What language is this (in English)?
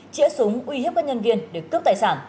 Vietnamese